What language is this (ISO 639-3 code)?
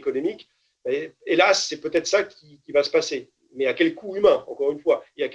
fra